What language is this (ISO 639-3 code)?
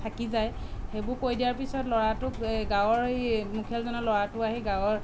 asm